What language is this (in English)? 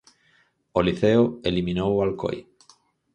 Galician